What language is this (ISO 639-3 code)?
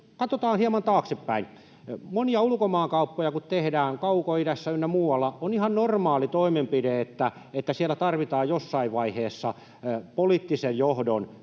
fin